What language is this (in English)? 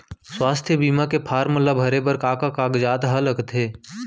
Chhattisgarhi